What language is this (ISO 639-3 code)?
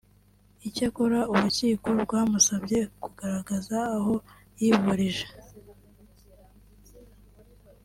kin